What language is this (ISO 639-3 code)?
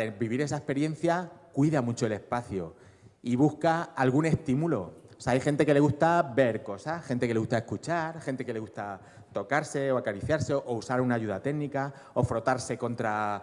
spa